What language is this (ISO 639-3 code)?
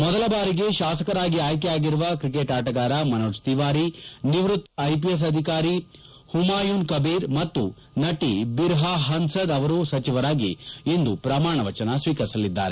kan